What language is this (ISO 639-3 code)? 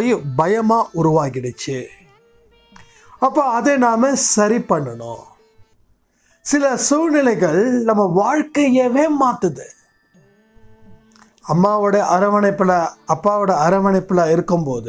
tha